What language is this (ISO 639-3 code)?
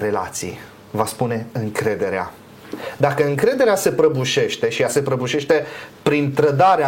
ron